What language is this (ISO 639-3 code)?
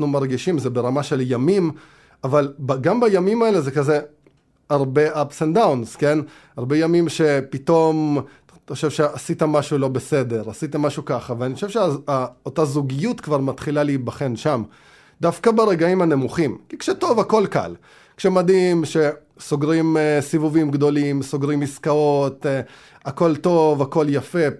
heb